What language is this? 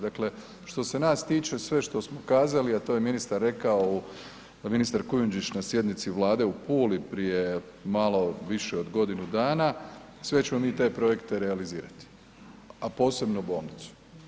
Croatian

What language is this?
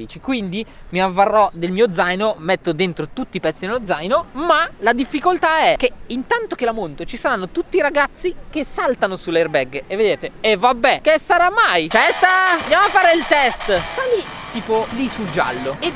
Italian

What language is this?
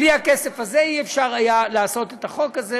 Hebrew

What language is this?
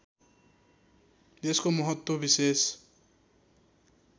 Nepali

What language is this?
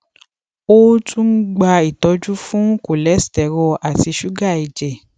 Yoruba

